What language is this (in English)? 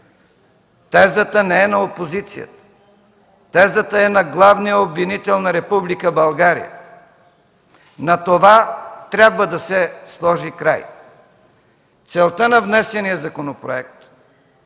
Bulgarian